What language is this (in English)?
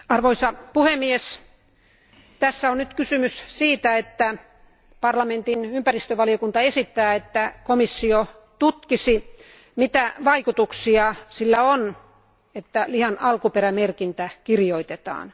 Finnish